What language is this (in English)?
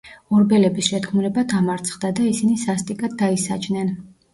Georgian